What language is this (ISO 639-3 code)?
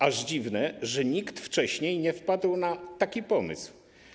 pol